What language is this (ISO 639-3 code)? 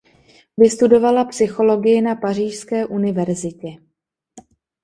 ces